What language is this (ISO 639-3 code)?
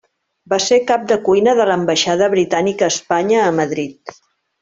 cat